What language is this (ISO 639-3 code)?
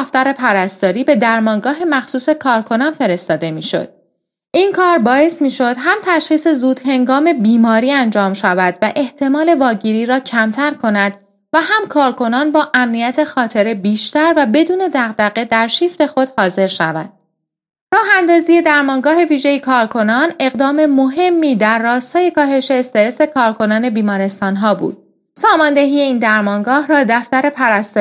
fas